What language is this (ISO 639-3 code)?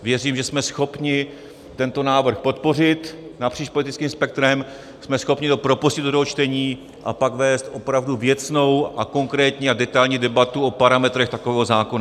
ces